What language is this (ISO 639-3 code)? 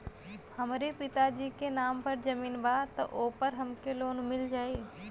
bho